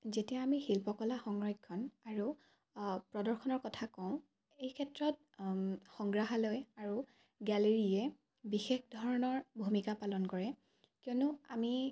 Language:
Assamese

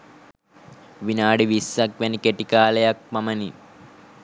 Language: Sinhala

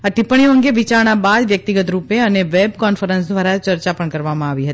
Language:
Gujarati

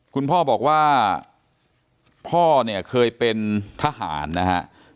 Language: Thai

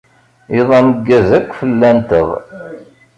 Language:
Kabyle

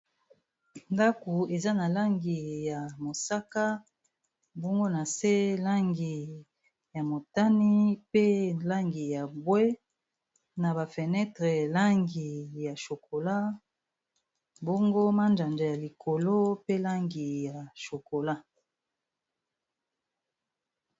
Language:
Lingala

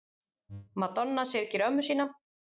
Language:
Icelandic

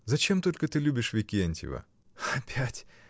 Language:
Russian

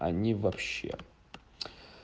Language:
Russian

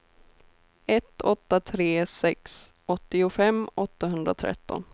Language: Swedish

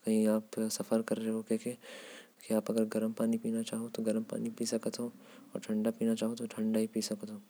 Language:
Korwa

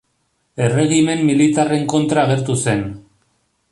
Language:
Basque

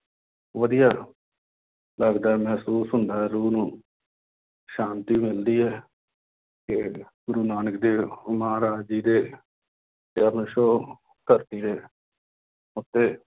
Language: Punjabi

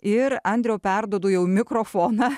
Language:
Lithuanian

